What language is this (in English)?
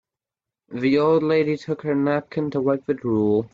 English